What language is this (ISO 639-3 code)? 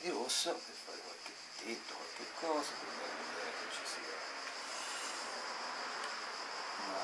ita